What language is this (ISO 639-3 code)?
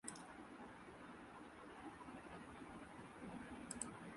urd